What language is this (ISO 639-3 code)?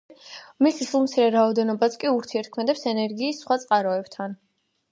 kat